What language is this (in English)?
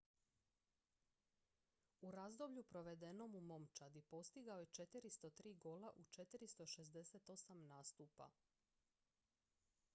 Croatian